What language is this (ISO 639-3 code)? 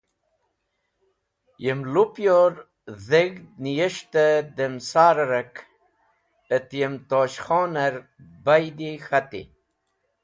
wbl